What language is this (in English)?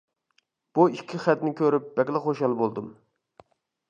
Uyghur